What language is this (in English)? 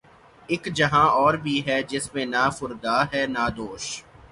Urdu